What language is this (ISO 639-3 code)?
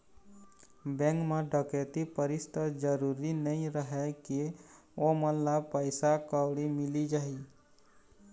hne